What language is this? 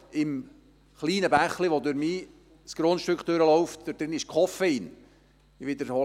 Swiss German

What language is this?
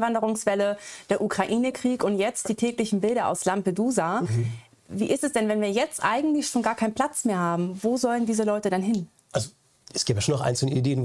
German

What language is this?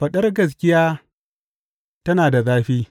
Hausa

